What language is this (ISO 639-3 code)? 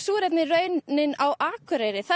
isl